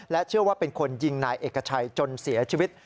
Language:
Thai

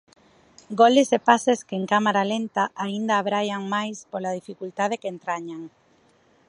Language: Galician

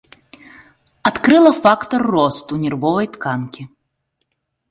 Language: Belarusian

